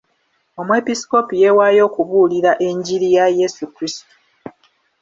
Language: Ganda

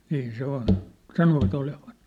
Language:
Finnish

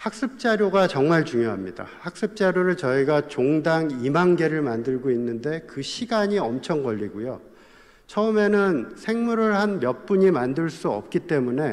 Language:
Korean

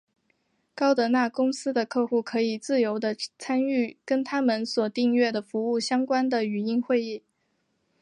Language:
Chinese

